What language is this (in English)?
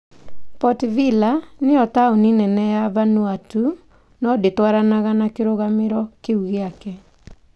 Kikuyu